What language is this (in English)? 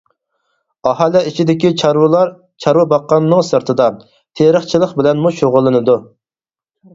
Uyghur